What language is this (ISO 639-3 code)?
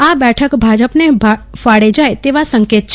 guj